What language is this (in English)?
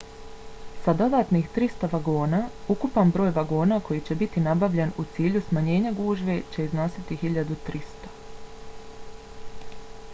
Bosnian